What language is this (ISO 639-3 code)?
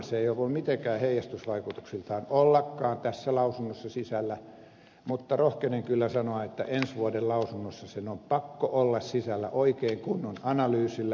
fin